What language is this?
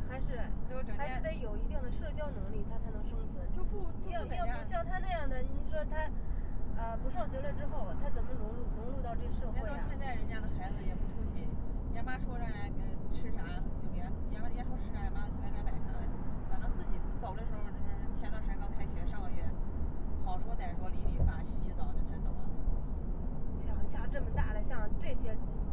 Chinese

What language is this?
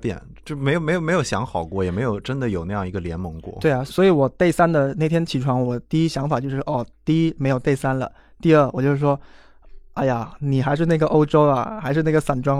Chinese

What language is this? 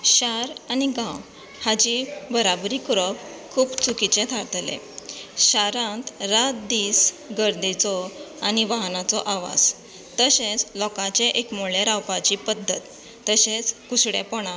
Konkani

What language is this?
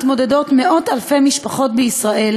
Hebrew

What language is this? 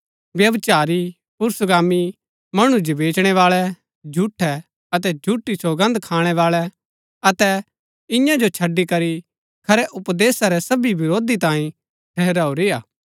Gaddi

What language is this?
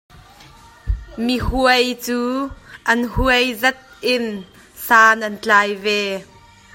Hakha Chin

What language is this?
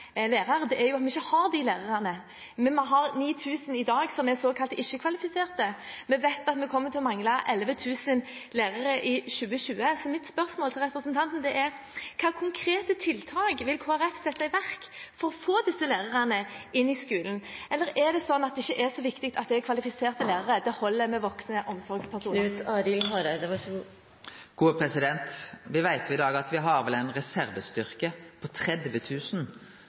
Norwegian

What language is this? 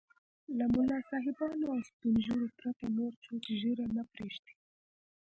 Pashto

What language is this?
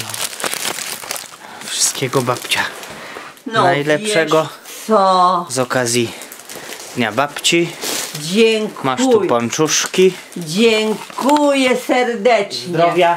Polish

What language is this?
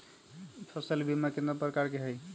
Magahi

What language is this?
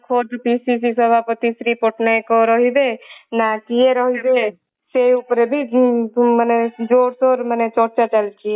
Odia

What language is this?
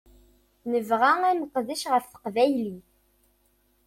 Kabyle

